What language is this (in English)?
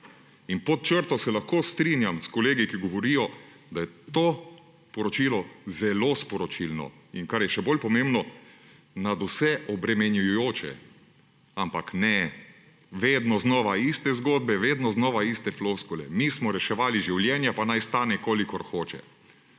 Slovenian